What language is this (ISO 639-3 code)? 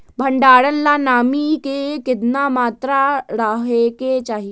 mag